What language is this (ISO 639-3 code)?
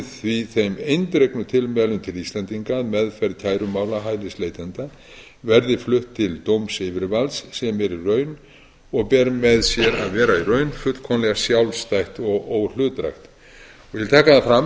isl